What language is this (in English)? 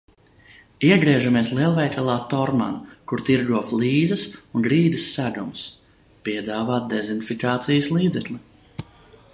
Latvian